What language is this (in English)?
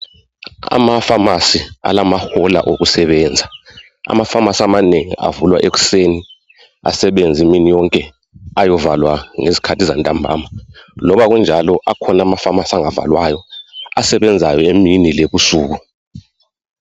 North Ndebele